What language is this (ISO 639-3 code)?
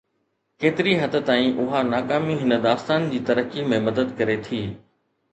snd